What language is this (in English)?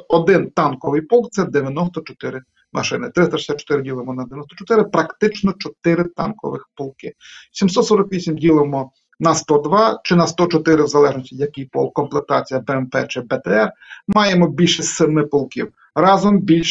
Ukrainian